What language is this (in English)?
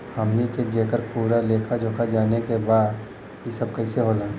Bhojpuri